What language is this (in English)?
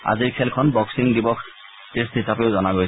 Assamese